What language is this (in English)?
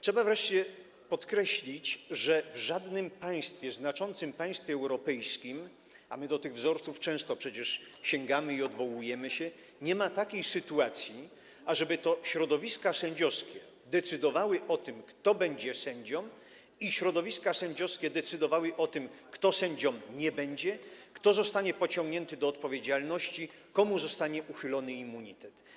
Polish